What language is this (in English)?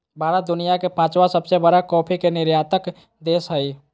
Magahi